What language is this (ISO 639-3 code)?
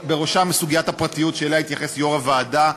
heb